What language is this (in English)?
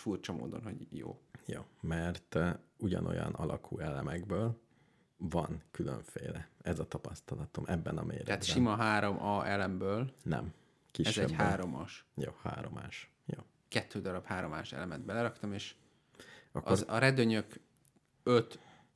Hungarian